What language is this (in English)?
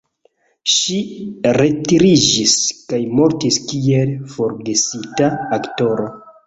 Esperanto